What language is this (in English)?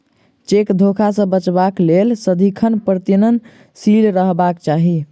Maithili